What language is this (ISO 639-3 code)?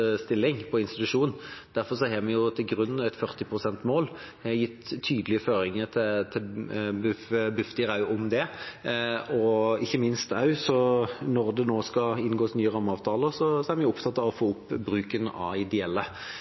nob